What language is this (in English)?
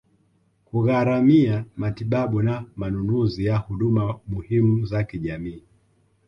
Swahili